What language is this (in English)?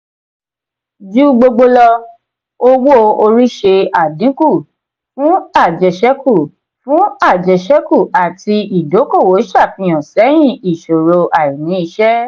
Yoruba